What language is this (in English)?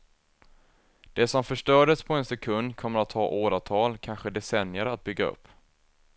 Swedish